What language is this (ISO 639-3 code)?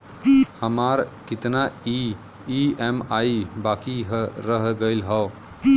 bho